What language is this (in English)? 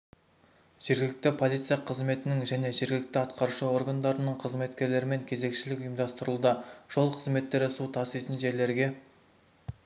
Kazakh